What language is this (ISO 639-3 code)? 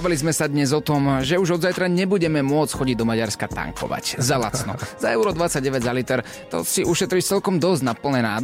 slk